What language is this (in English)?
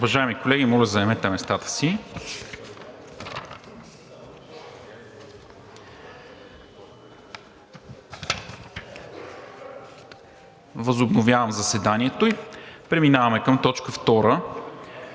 Bulgarian